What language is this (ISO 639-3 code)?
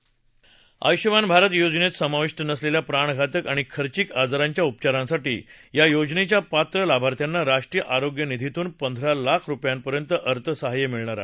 mar